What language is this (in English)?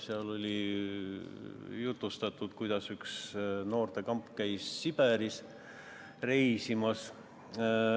Estonian